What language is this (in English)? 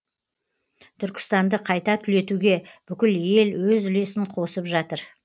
Kazakh